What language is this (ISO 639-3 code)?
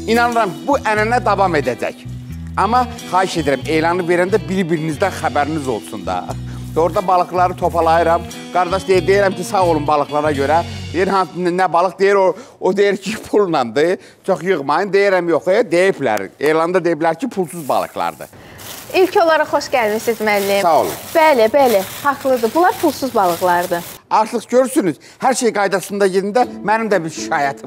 tur